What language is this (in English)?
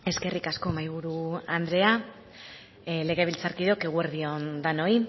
Basque